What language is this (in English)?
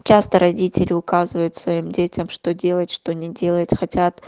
Russian